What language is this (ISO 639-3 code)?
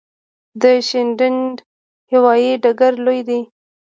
pus